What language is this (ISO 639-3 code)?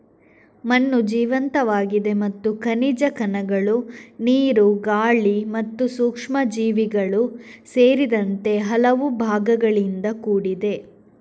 kan